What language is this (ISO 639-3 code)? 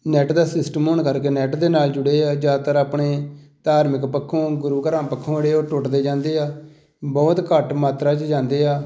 pan